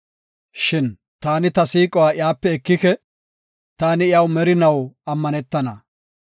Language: Gofa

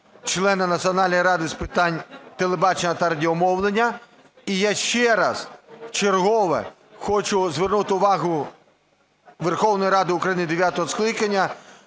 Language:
Ukrainian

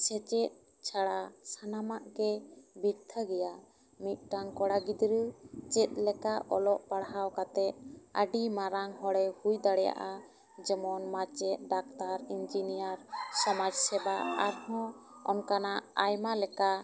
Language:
Santali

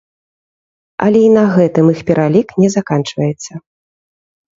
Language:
Belarusian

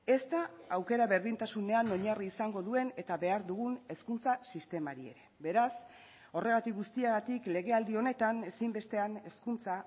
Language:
Basque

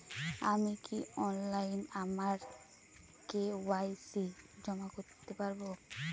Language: Bangla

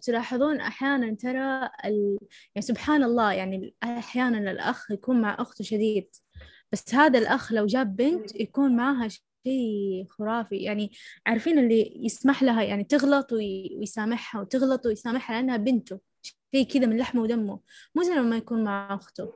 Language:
Arabic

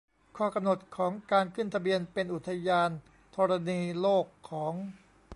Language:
Thai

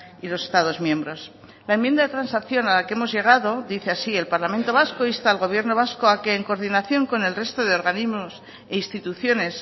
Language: Spanish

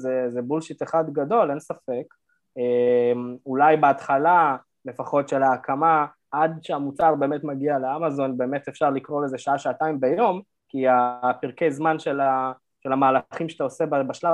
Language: Hebrew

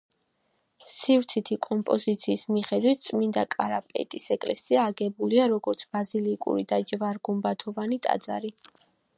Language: Georgian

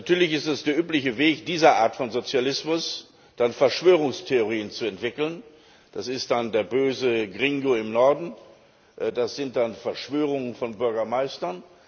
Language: German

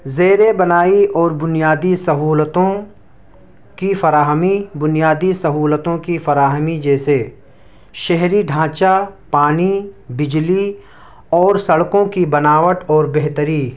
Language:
Urdu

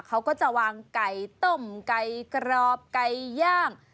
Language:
Thai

